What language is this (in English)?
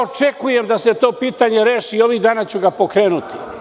Serbian